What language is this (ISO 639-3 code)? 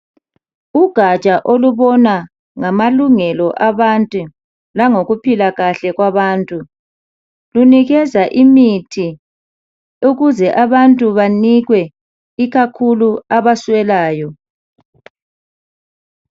nde